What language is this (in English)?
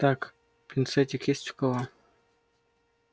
Russian